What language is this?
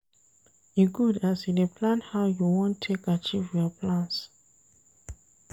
Nigerian Pidgin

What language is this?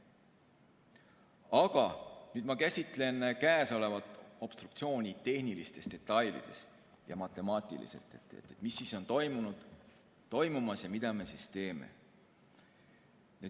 Estonian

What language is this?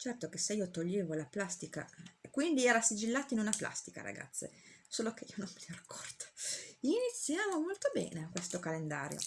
Italian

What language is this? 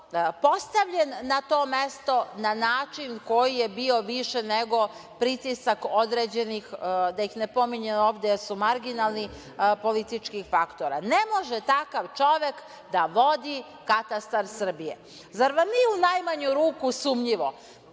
Serbian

